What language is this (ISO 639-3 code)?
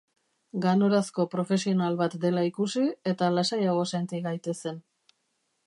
eus